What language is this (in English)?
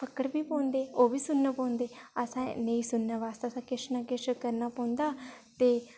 Dogri